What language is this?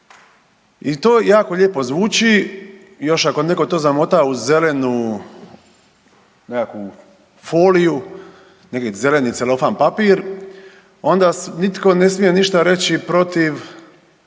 Croatian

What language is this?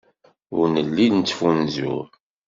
Kabyle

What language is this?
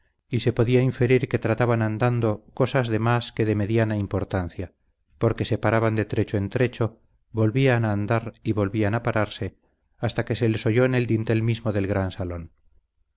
Spanish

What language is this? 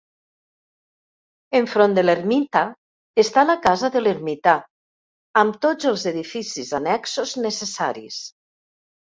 Catalan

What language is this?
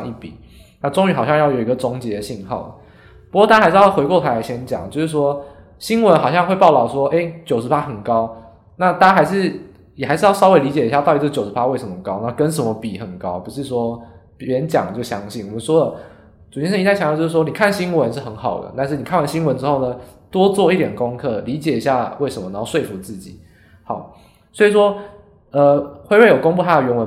Chinese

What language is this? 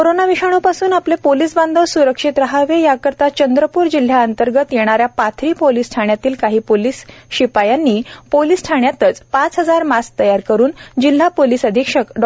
Marathi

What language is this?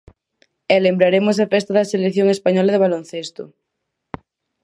Galician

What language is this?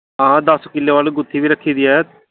Dogri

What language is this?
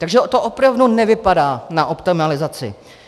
Czech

